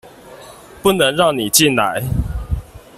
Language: Chinese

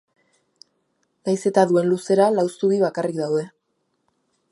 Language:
Basque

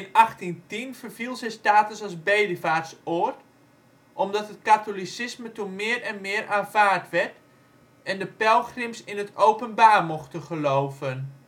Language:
Dutch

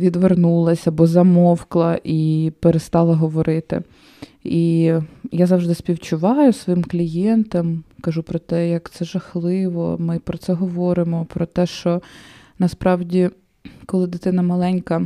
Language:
Ukrainian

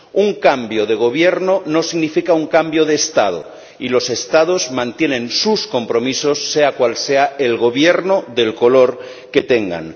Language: Spanish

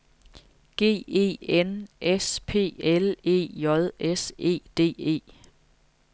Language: Danish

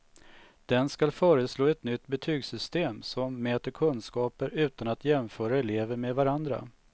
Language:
Swedish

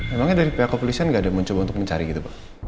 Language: Indonesian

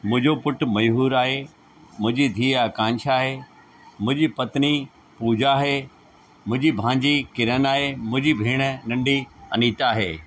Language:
Sindhi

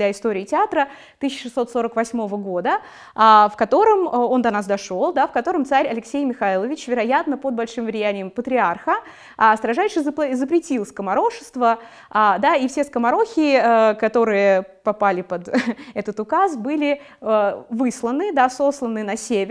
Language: Russian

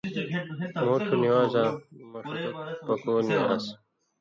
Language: Indus Kohistani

